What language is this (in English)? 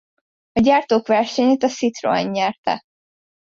Hungarian